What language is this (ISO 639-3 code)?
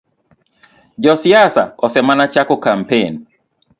luo